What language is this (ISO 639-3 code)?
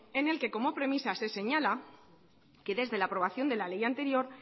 spa